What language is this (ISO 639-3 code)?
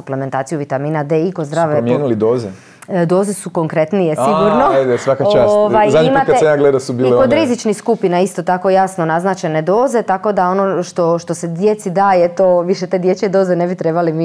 hrv